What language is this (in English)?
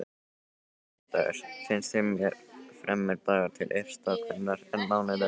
Icelandic